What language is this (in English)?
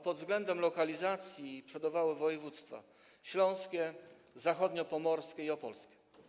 Polish